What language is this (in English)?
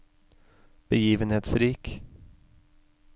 Norwegian